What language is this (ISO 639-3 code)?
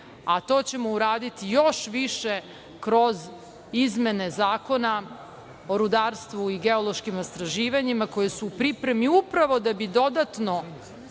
srp